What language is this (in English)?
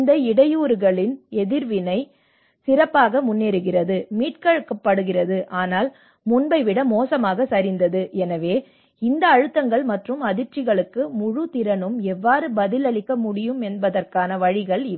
Tamil